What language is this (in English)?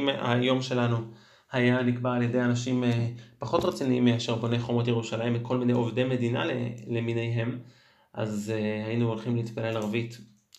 Hebrew